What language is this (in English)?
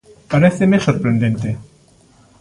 Galician